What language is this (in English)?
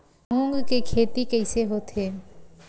Chhattisgarhi